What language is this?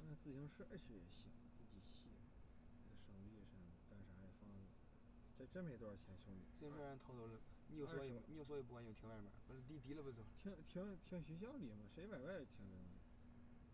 Chinese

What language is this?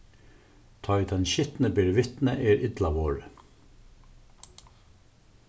Faroese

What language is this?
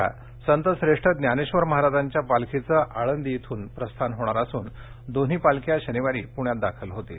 Marathi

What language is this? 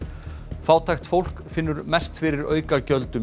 Icelandic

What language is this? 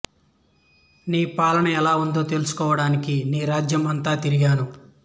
Telugu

